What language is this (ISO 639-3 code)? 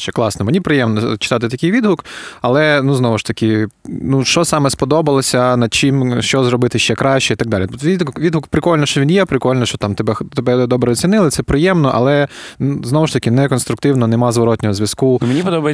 ukr